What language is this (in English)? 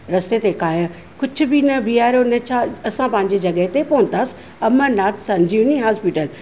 Sindhi